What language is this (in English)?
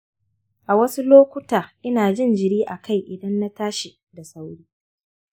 Hausa